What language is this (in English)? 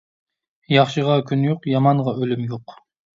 Uyghur